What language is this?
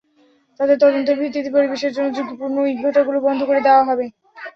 Bangla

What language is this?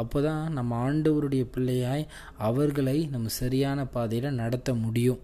Tamil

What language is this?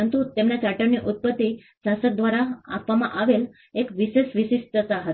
Gujarati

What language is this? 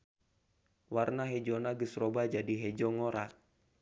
Sundanese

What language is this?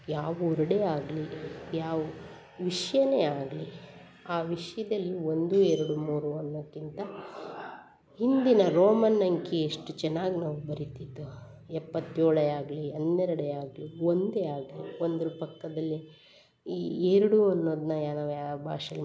Kannada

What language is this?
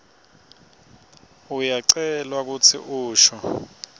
Swati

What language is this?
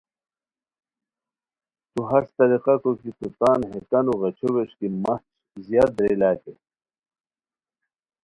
Khowar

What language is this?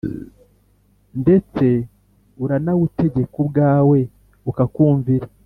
Kinyarwanda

